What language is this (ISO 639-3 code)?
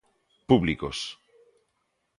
glg